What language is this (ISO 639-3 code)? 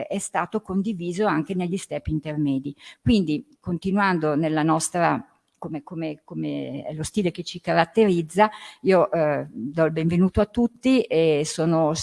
ita